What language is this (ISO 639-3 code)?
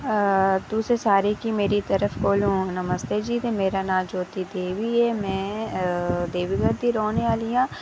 doi